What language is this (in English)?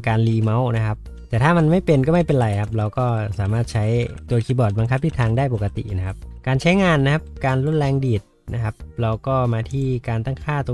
Thai